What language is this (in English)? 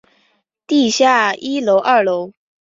Chinese